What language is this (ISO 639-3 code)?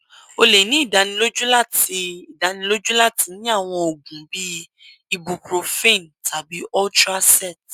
yor